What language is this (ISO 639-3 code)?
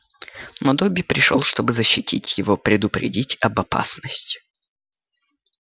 rus